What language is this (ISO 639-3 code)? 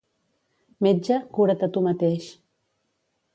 cat